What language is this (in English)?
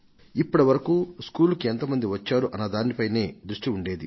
Telugu